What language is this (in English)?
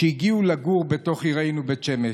Hebrew